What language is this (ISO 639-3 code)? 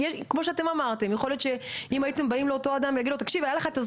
heb